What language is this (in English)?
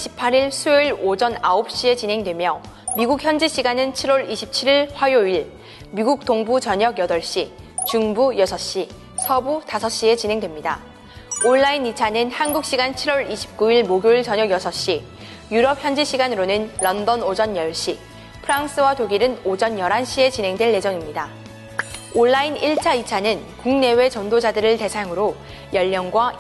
Korean